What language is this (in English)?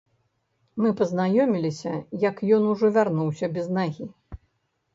Belarusian